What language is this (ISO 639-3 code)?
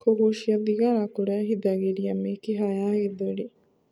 kik